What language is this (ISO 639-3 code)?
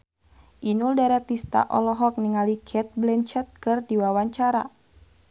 sun